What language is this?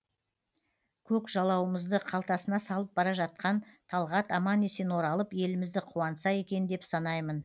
Kazakh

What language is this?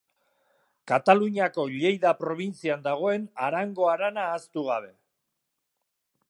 Basque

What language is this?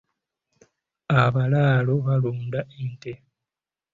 Ganda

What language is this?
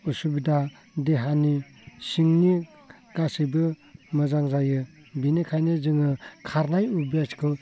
Bodo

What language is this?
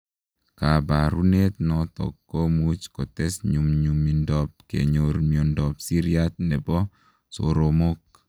Kalenjin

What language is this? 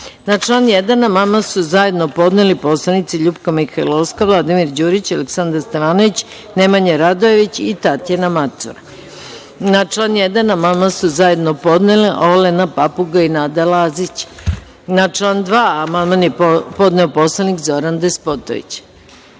Serbian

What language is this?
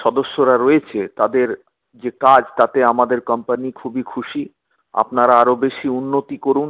Bangla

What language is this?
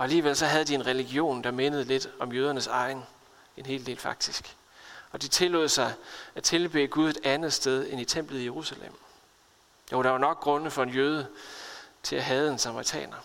Danish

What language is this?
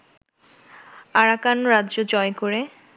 Bangla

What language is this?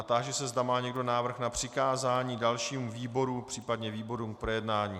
Czech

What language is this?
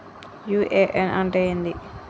Telugu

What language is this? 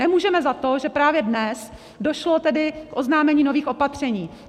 Czech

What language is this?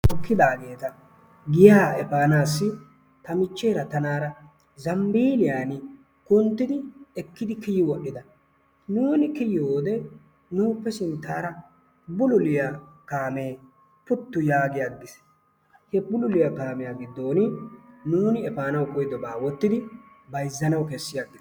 Wolaytta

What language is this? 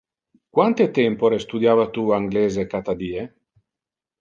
Interlingua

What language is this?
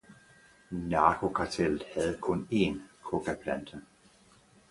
Danish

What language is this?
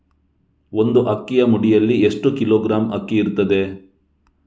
Kannada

